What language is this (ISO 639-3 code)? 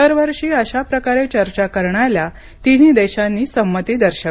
mar